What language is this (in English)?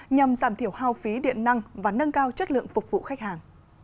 Vietnamese